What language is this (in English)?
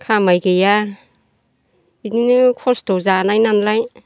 Bodo